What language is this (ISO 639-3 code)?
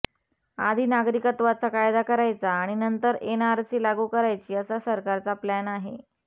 mar